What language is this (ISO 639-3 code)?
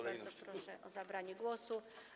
pol